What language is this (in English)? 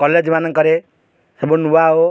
Odia